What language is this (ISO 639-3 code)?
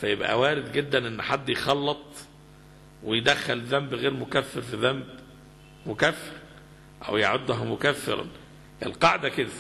ara